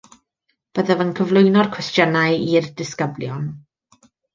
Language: Welsh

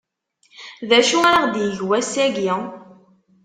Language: Kabyle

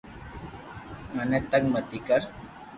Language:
Loarki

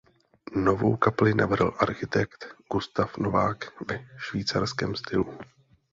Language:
Czech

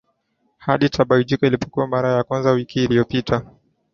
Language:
Swahili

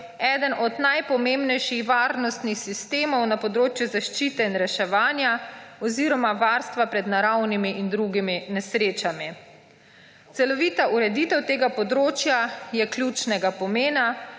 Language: Slovenian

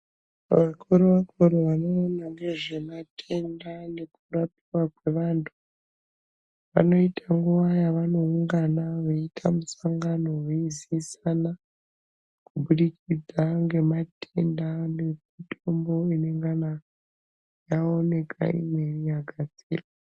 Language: Ndau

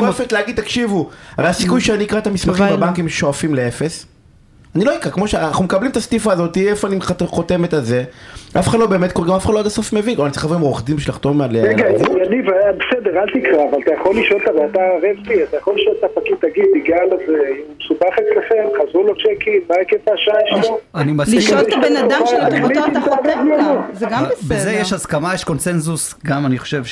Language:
Hebrew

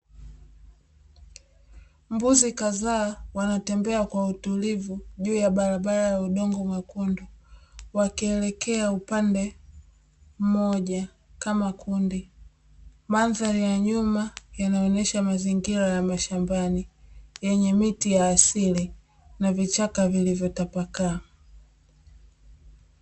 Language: Swahili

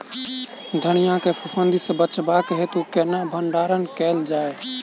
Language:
Maithili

